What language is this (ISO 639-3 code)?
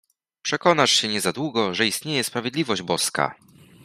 pol